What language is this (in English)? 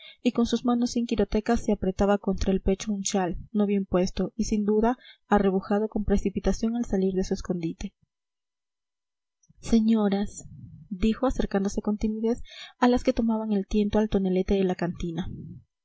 Spanish